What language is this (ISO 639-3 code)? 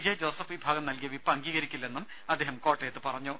mal